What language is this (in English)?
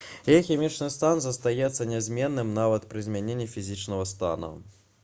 Belarusian